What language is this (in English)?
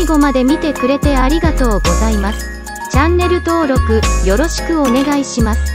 Japanese